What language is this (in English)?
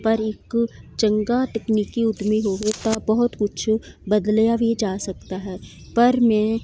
Punjabi